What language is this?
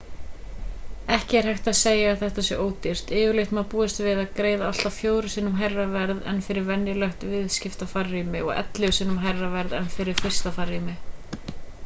Icelandic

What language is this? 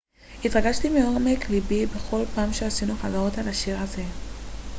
Hebrew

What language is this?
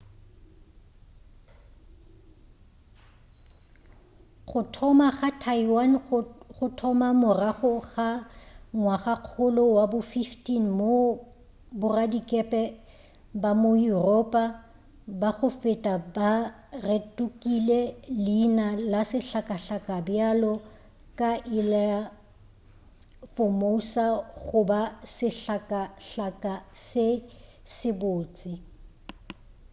Northern Sotho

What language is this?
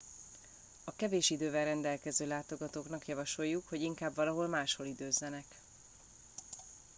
Hungarian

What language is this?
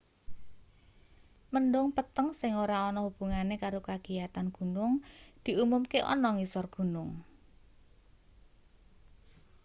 Javanese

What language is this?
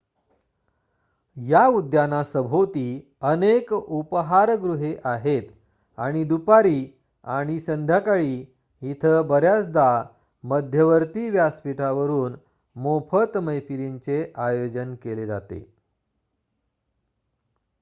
Marathi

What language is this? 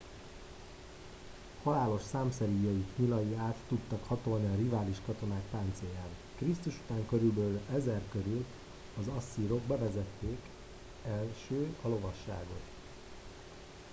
Hungarian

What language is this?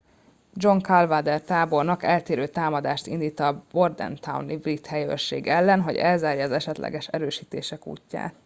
Hungarian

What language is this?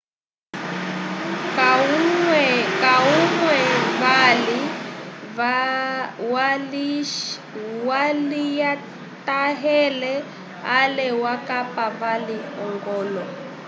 Umbundu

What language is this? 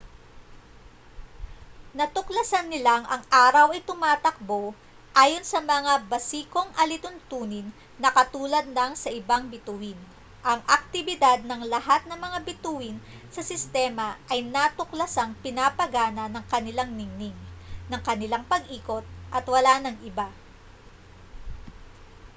Filipino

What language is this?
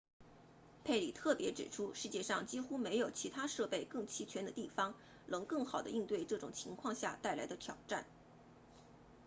Chinese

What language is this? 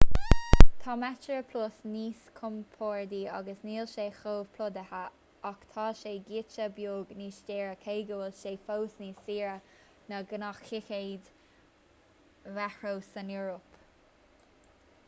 Irish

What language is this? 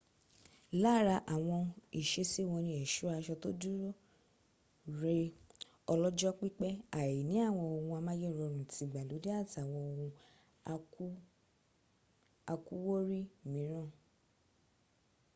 Yoruba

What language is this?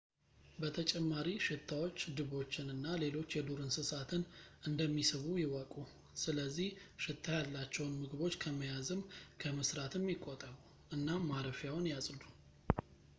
Amharic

